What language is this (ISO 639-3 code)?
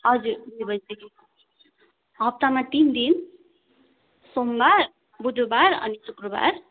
nep